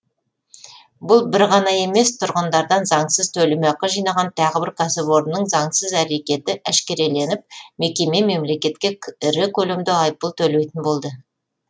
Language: Kazakh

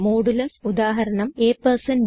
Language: Malayalam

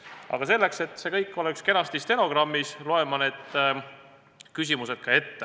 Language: Estonian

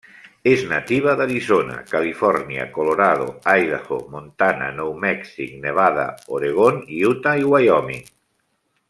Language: Catalan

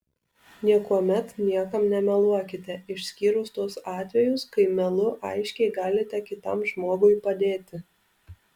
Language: Lithuanian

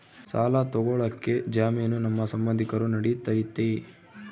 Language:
Kannada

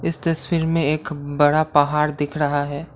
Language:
Hindi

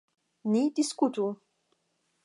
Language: Esperanto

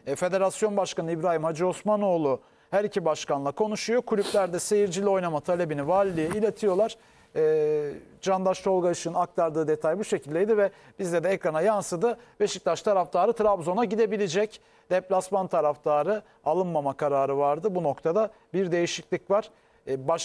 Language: Turkish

